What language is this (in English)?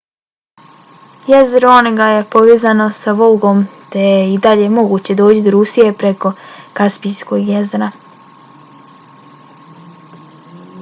Bosnian